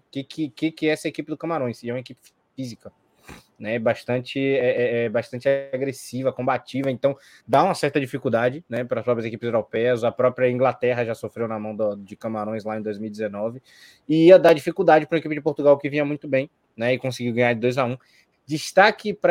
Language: Portuguese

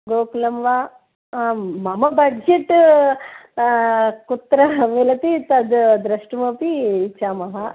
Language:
Sanskrit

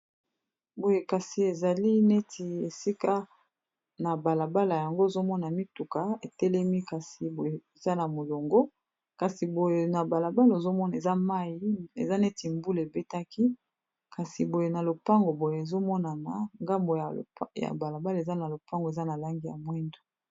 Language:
Lingala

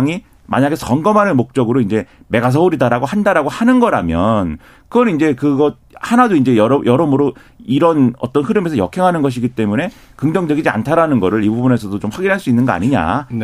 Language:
Korean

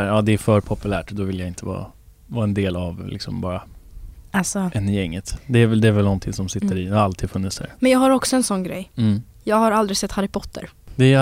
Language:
Swedish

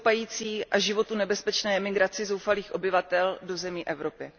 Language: Czech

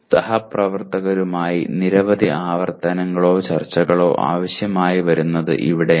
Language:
Malayalam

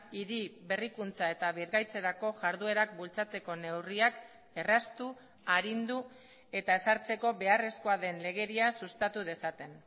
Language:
Basque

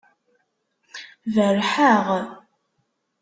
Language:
Kabyle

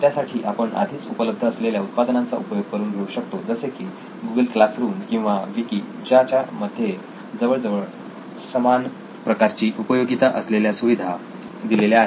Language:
Marathi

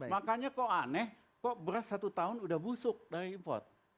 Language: Indonesian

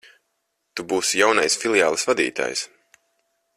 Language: Latvian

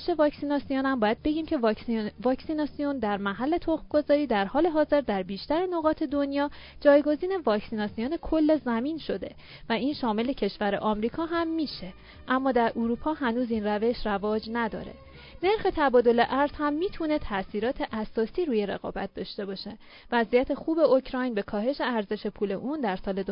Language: Persian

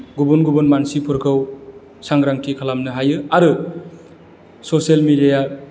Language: Bodo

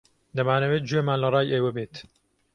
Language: Central Kurdish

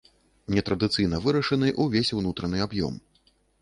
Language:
Belarusian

